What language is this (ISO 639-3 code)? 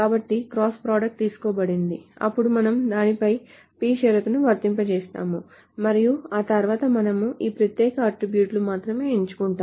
tel